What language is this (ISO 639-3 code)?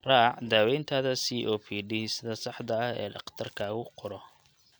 som